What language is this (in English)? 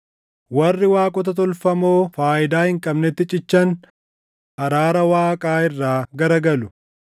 Oromo